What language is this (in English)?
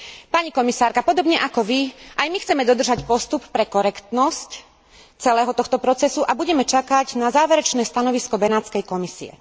Slovak